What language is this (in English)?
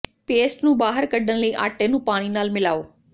Punjabi